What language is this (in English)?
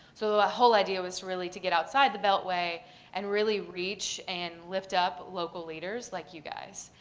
English